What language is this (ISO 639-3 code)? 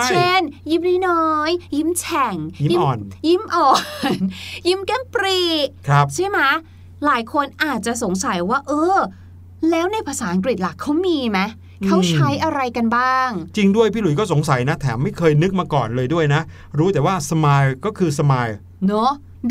tha